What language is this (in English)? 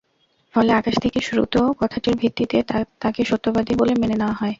Bangla